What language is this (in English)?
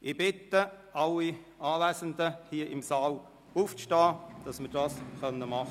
Swiss German